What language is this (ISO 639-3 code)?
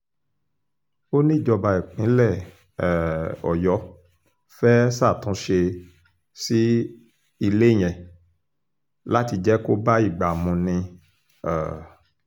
yor